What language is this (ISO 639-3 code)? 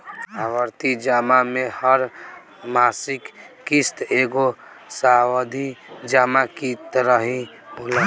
bho